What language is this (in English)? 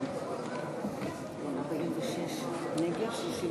Hebrew